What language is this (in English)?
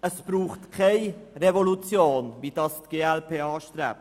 Swiss German